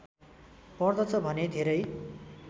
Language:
Nepali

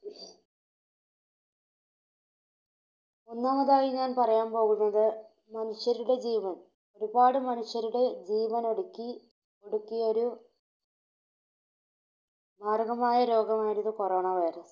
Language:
Malayalam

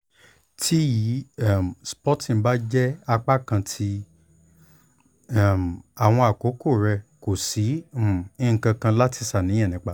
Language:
Yoruba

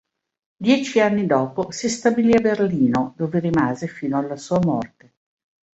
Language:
Italian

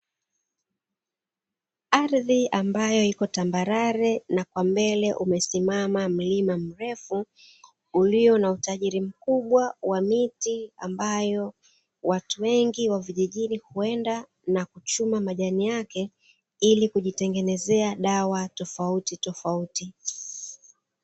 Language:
Swahili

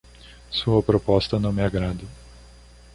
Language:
Portuguese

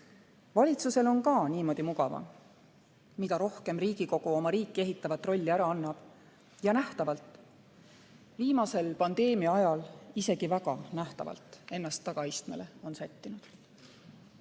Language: Estonian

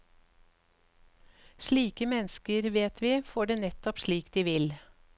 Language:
Norwegian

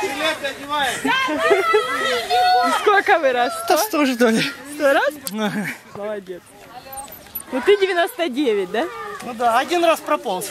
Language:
Russian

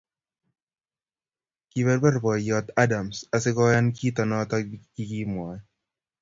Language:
Kalenjin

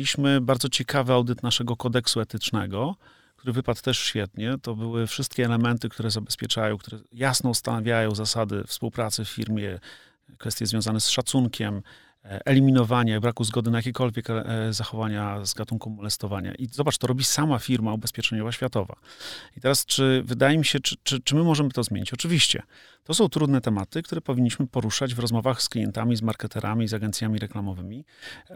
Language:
Polish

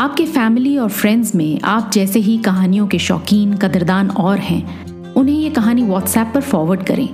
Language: Hindi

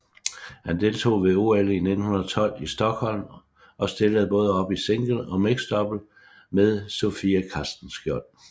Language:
Danish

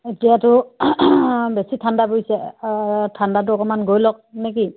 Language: Assamese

